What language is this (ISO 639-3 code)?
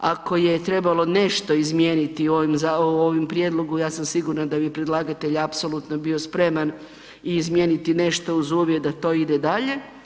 hrv